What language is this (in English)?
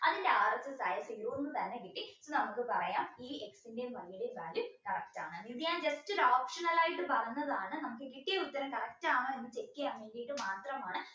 Malayalam